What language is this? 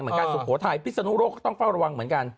Thai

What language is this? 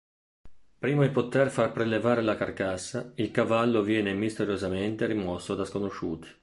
Italian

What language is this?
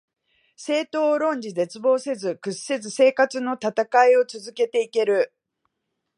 Japanese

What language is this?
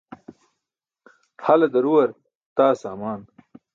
Burushaski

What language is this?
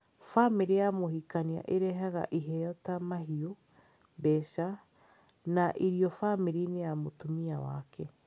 Kikuyu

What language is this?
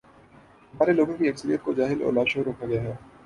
Urdu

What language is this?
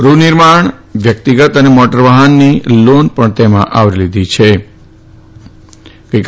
Gujarati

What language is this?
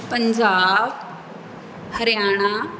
Punjabi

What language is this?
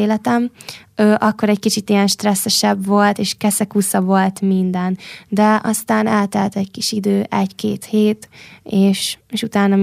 Hungarian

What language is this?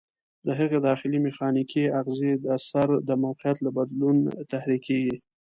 Pashto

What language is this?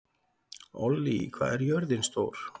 Icelandic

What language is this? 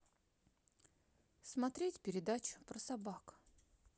Russian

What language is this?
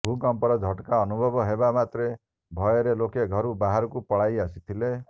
Odia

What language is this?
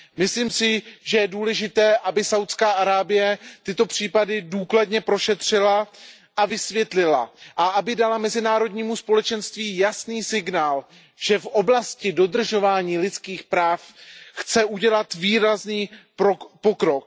Czech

